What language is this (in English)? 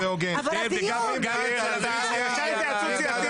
Hebrew